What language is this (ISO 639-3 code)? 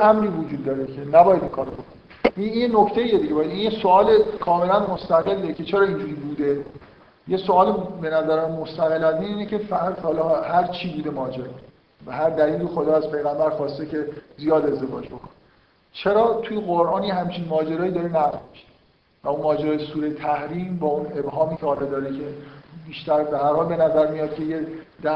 fas